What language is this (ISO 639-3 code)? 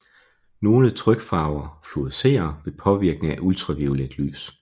dan